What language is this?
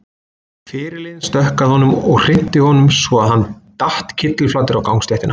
Icelandic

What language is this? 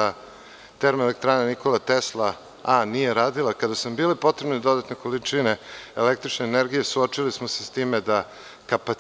Serbian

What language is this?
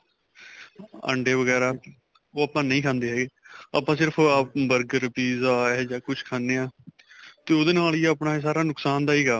Punjabi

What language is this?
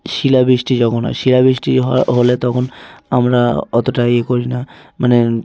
Bangla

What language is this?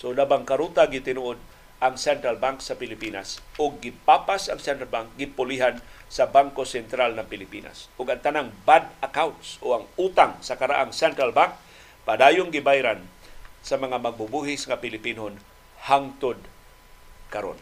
Filipino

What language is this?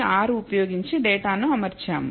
Telugu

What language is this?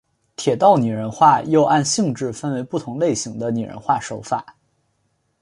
Chinese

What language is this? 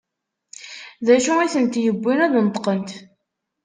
Kabyle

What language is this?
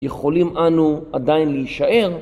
Hebrew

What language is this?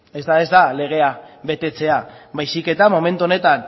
Basque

